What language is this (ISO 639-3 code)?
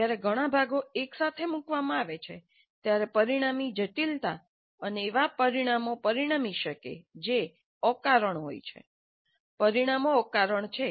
guj